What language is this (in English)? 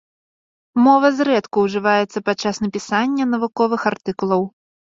Belarusian